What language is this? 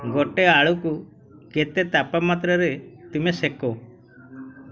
Odia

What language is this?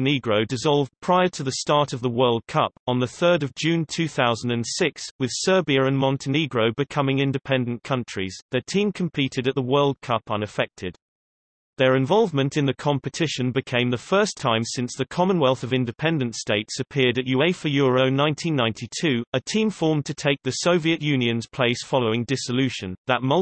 English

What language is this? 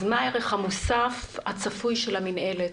Hebrew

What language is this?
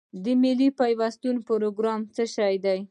Pashto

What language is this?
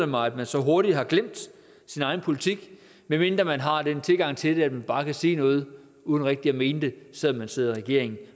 Danish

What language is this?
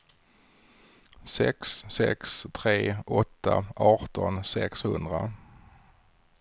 Swedish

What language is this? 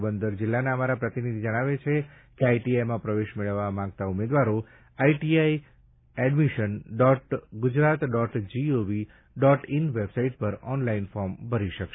Gujarati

